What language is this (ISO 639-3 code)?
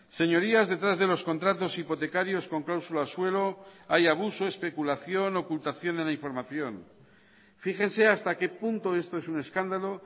spa